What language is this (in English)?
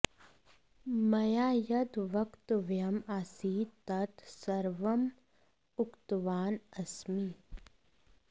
Sanskrit